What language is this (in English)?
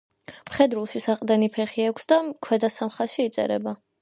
Georgian